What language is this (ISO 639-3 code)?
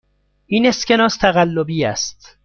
fas